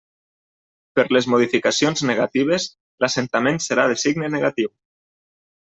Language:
Catalan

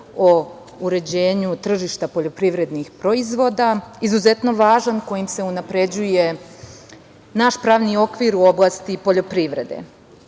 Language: Serbian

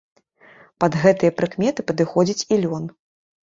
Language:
Belarusian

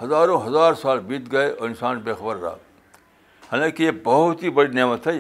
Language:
Urdu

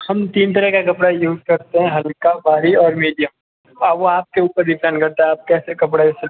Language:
Hindi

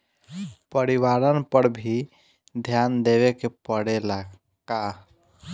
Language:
Bhojpuri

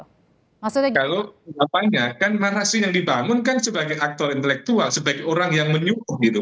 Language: Indonesian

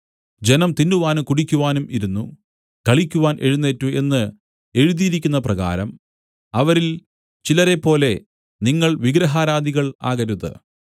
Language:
Malayalam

